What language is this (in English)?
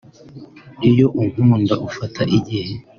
Kinyarwanda